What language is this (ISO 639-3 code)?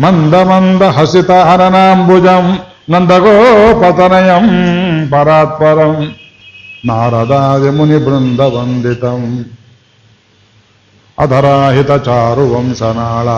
kan